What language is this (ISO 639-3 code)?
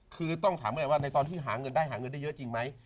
tha